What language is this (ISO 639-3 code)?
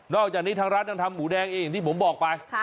tha